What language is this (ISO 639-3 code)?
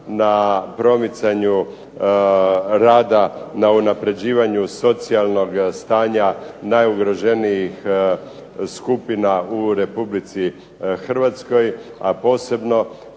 hrv